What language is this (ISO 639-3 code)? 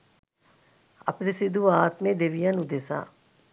sin